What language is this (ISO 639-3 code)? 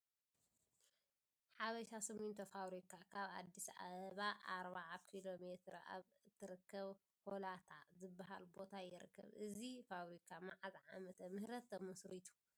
tir